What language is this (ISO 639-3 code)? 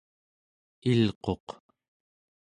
esu